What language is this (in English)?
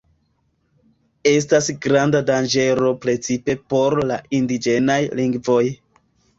Esperanto